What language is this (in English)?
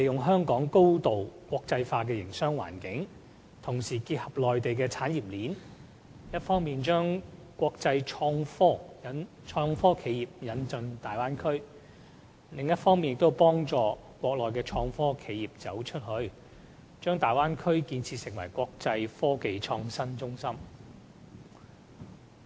Cantonese